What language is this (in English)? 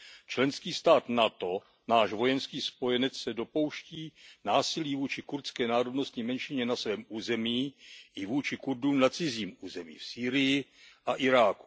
Czech